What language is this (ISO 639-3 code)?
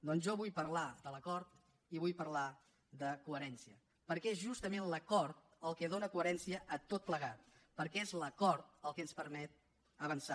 cat